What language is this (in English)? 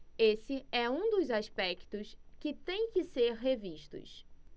Portuguese